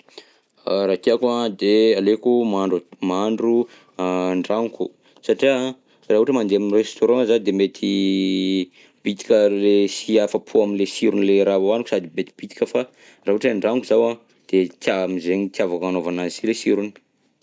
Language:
Southern Betsimisaraka Malagasy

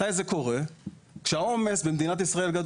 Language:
Hebrew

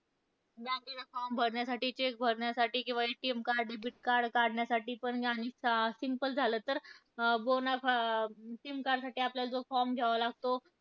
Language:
Marathi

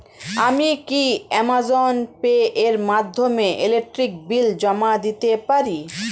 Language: Bangla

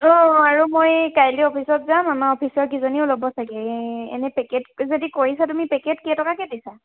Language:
Assamese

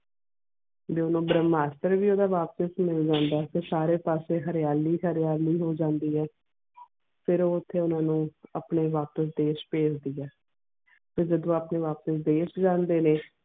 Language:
Punjabi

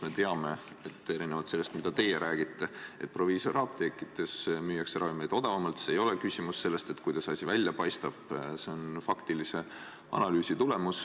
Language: Estonian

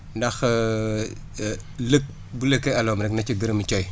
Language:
Wolof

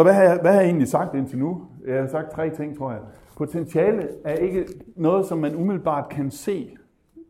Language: Danish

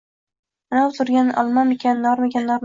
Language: Uzbek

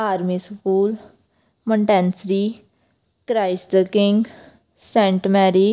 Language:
Punjabi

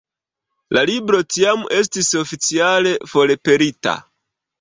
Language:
Esperanto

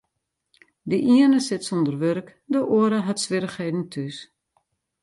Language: Western Frisian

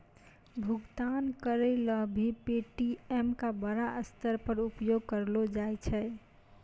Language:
Maithili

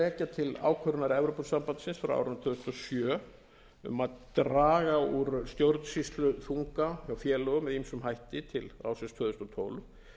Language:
Icelandic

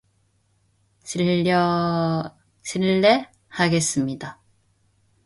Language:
Korean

